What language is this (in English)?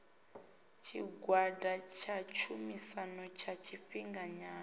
Venda